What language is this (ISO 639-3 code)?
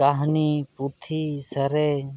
sat